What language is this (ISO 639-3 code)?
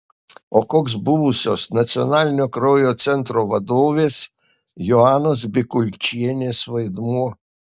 lit